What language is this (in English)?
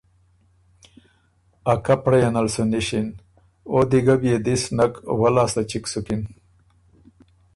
Ormuri